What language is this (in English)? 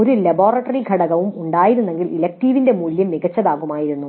Malayalam